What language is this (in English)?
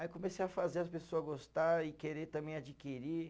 Portuguese